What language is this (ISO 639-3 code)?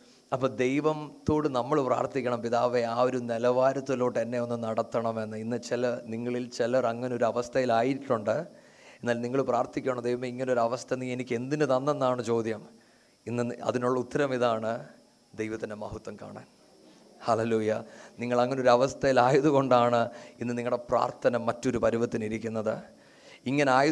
mal